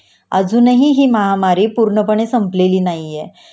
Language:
Marathi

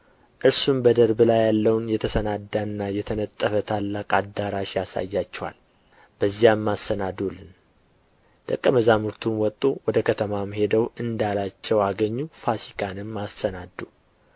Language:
Amharic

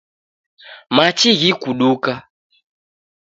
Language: Taita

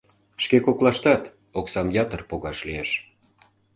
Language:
Mari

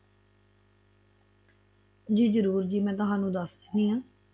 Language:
Punjabi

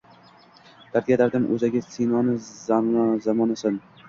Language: Uzbek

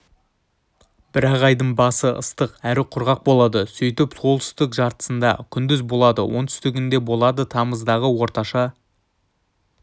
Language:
Kazakh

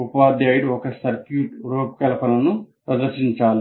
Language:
Telugu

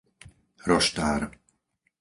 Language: Slovak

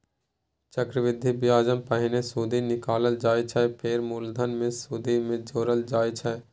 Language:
Maithili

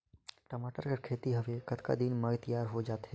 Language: Chhattisgarhi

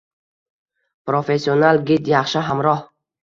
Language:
Uzbek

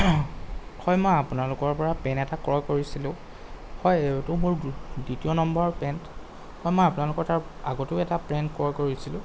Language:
Assamese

